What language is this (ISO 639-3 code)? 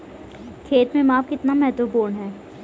hin